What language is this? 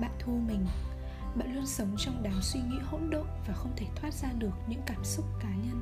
Vietnamese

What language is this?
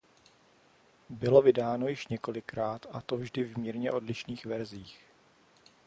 Czech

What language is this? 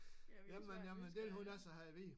Danish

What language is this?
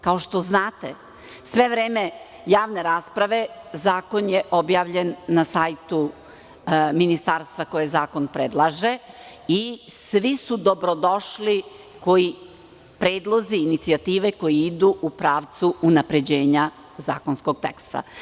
Serbian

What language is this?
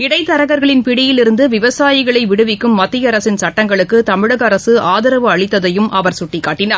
Tamil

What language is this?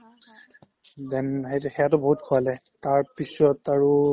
Assamese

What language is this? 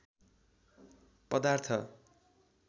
Nepali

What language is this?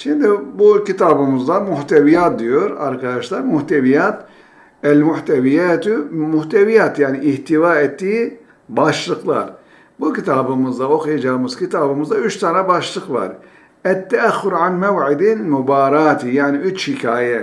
Turkish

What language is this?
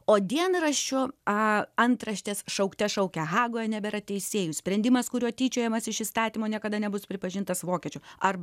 Lithuanian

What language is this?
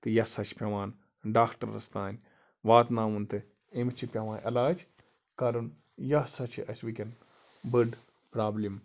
Kashmiri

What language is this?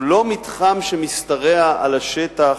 Hebrew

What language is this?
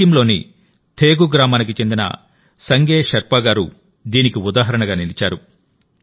Telugu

